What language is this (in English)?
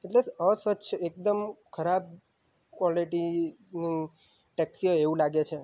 Gujarati